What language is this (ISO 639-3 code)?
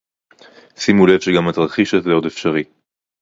heb